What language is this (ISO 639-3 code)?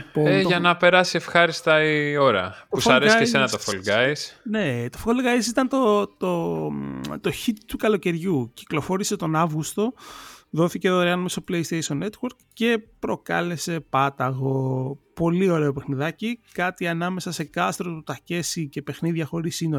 ell